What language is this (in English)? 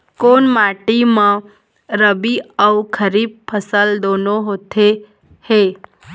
Chhattisgarhi